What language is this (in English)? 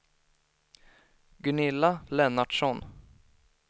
Swedish